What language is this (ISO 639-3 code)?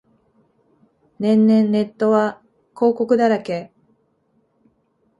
jpn